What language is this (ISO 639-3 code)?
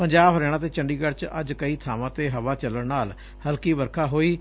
pan